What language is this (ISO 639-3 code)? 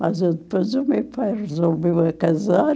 por